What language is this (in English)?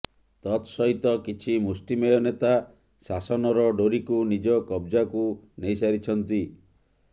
Odia